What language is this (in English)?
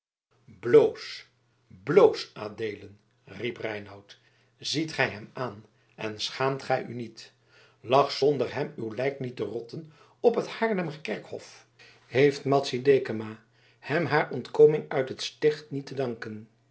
Dutch